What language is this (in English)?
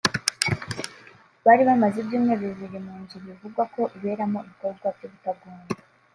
Kinyarwanda